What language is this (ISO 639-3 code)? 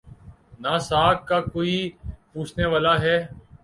urd